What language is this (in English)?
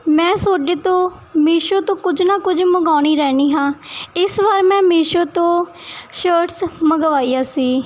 Punjabi